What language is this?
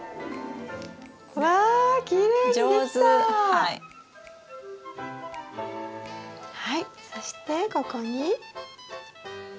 Japanese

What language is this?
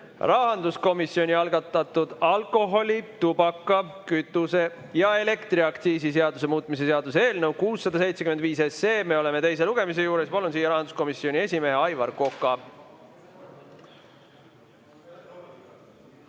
Estonian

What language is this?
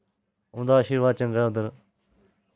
Dogri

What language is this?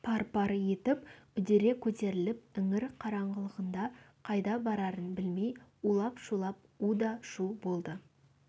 Kazakh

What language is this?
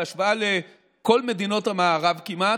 Hebrew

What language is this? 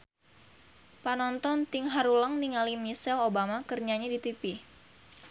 Sundanese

